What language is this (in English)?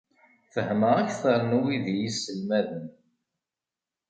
Kabyle